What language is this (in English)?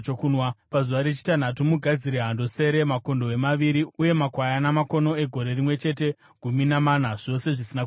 Shona